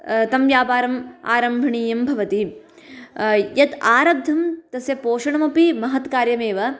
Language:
Sanskrit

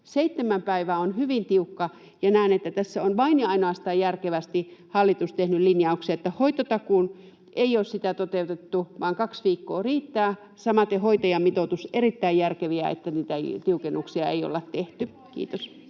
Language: Finnish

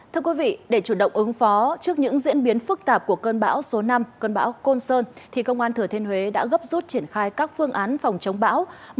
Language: Vietnamese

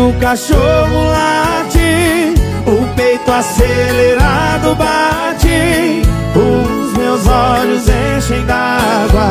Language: Portuguese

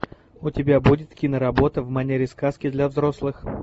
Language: Russian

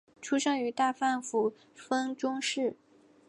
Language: Chinese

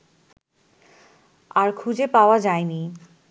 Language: Bangla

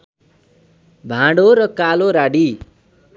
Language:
Nepali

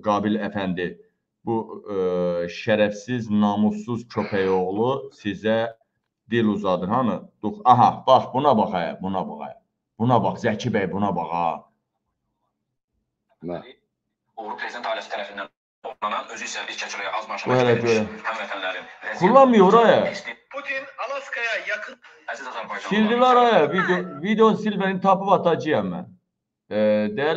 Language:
Turkish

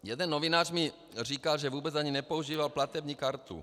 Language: Czech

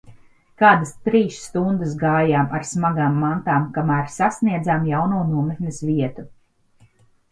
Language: Latvian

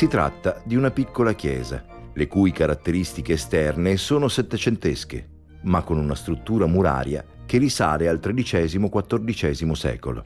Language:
Italian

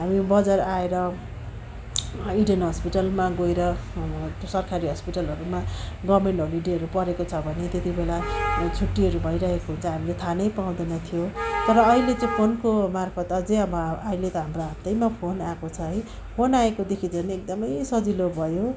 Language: Nepali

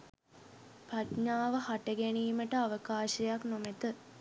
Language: Sinhala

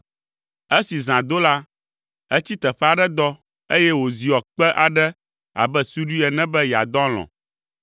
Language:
Ewe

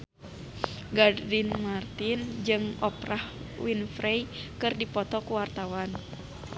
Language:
Sundanese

